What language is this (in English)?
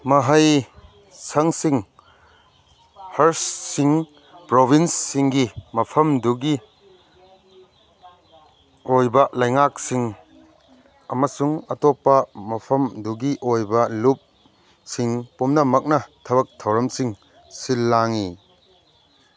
Manipuri